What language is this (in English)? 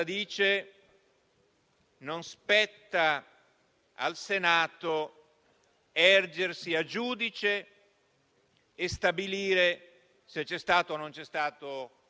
Italian